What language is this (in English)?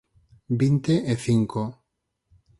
Galician